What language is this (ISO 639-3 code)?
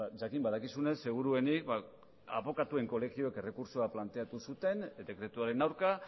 eus